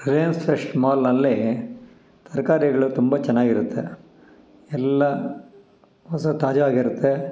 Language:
Kannada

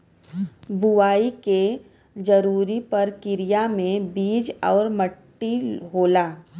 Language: Bhojpuri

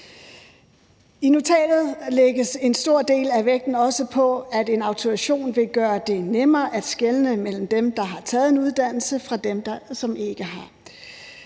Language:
Danish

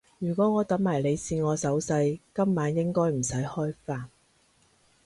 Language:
Cantonese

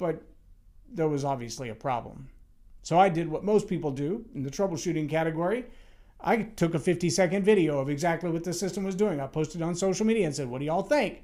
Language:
English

